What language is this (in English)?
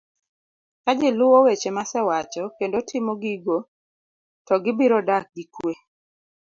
Luo (Kenya and Tanzania)